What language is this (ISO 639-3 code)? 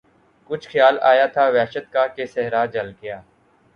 urd